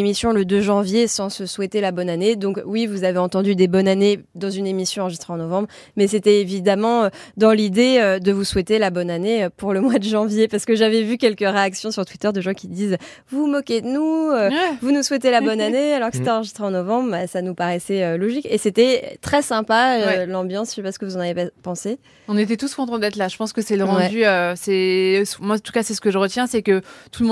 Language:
French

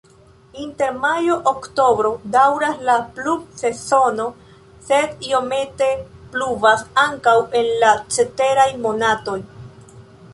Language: Esperanto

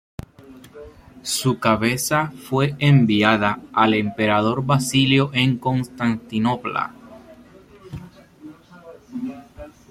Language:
Spanish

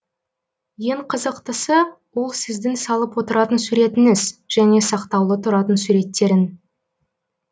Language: Kazakh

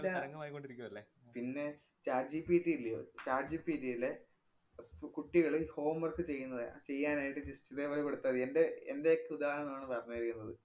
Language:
Malayalam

